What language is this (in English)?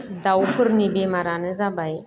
Bodo